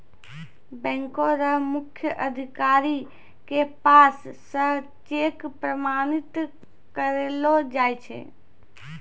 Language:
Maithili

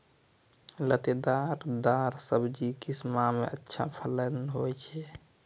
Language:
Maithili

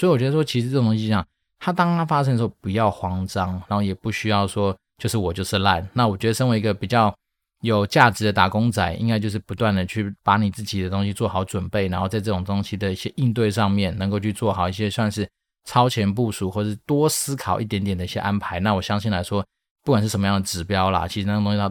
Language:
Chinese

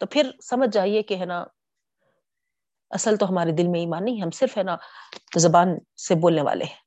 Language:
Urdu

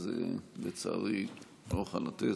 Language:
Hebrew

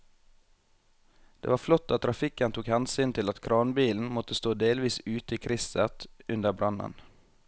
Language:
Norwegian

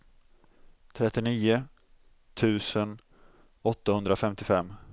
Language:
Swedish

